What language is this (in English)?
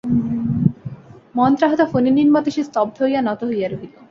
Bangla